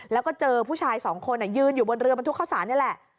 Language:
Thai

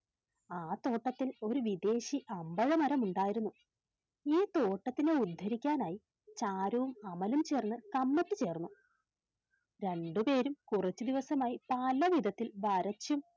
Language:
Malayalam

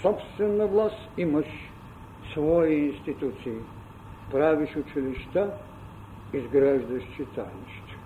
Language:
Bulgarian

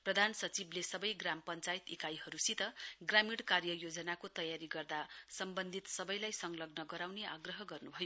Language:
Nepali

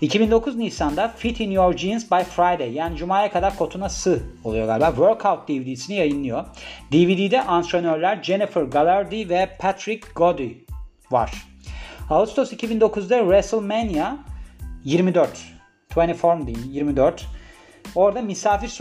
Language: Turkish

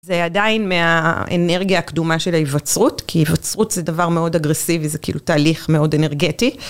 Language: Hebrew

